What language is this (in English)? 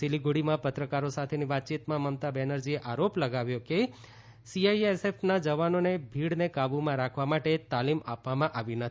Gujarati